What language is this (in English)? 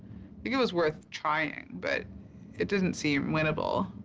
English